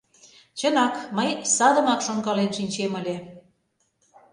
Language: Mari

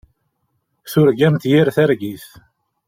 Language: Kabyle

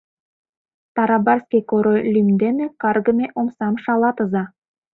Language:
Mari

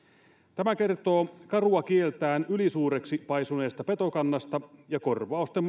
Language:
Finnish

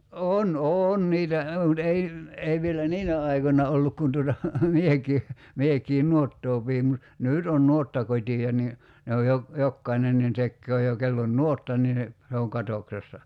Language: Finnish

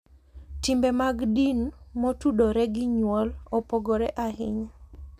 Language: Luo (Kenya and Tanzania)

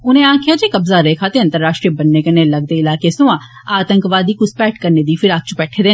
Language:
Dogri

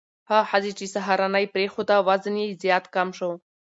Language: Pashto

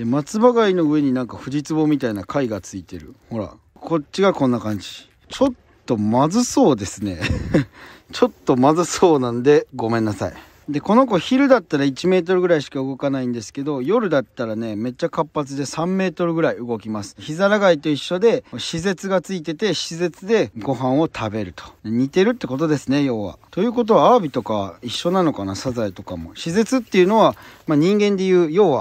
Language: Japanese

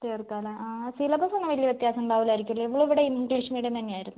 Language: Malayalam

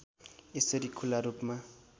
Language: Nepali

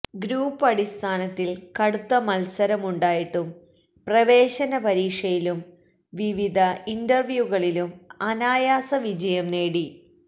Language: Malayalam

